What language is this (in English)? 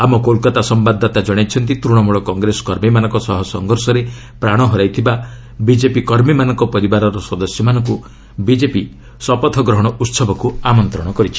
Odia